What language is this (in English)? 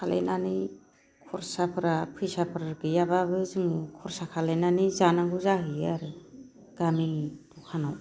Bodo